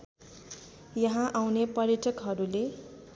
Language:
Nepali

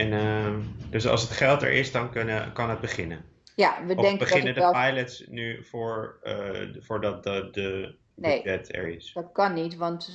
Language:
Dutch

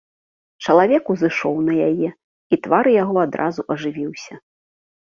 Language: Belarusian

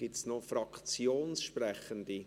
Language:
Swiss German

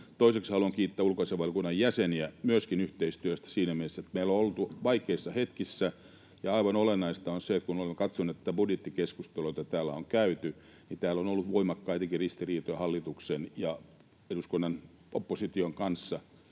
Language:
Finnish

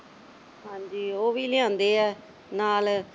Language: Punjabi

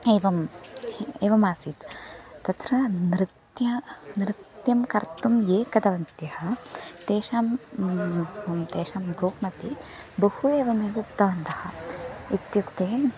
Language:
Sanskrit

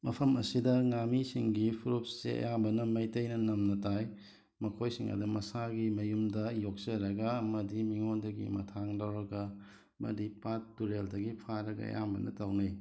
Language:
Manipuri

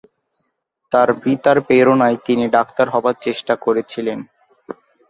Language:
Bangla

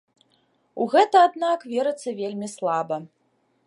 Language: Belarusian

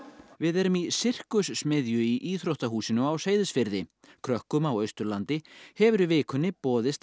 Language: Icelandic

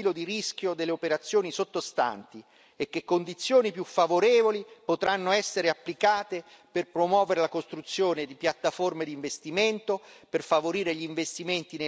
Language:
Italian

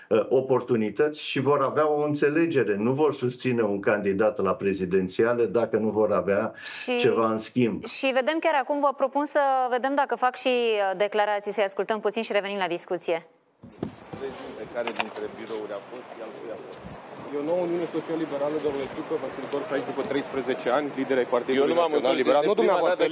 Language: Romanian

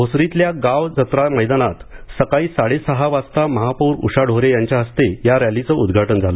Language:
Marathi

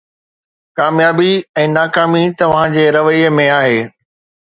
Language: Sindhi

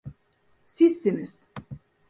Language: Turkish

